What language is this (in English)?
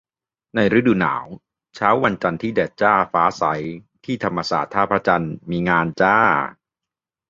Thai